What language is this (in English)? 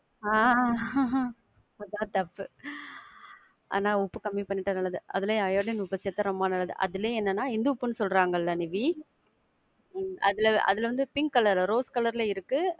Tamil